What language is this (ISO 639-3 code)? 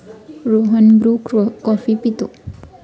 mar